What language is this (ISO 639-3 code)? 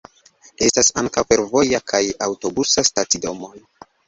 epo